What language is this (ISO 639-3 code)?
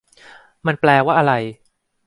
tha